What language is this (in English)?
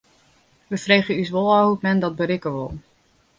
Western Frisian